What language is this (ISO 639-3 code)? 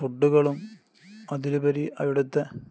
mal